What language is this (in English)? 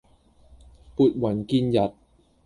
Cantonese